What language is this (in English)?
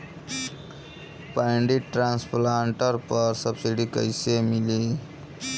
Bhojpuri